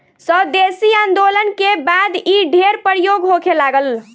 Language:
Bhojpuri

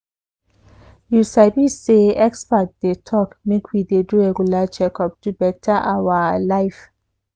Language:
Nigerian Pidgin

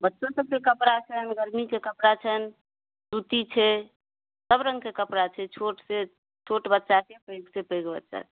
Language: Maithili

